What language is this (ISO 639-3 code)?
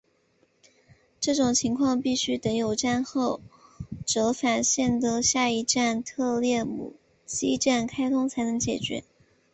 zho